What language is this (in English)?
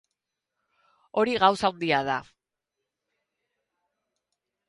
Basque